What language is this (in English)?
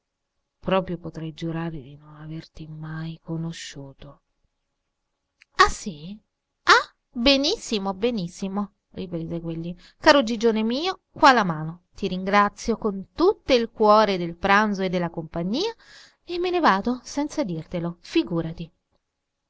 Italian